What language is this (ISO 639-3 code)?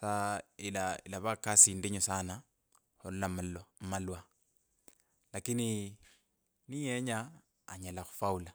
lkb